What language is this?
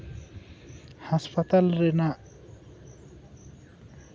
Santali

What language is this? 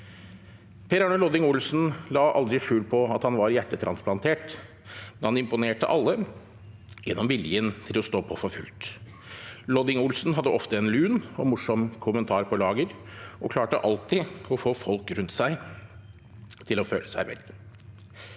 Norwegian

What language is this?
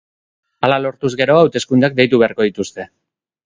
Basque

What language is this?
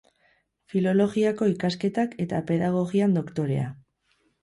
Basque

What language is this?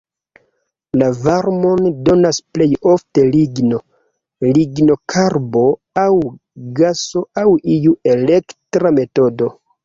Esperanto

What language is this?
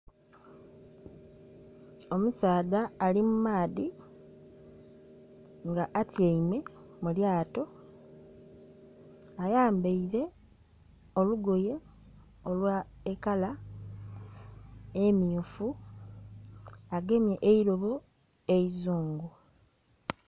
Soga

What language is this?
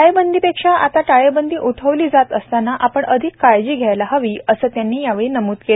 Marathi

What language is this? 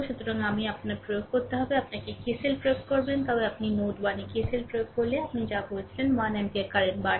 Bangla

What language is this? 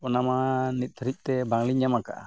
Santali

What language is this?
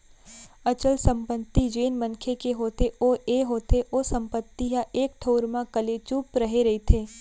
Chhattisgarhi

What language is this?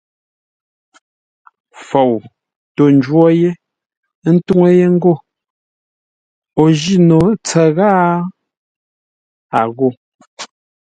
Ngombale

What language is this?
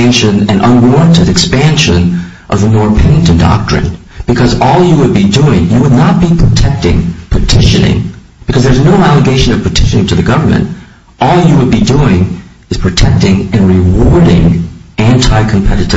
English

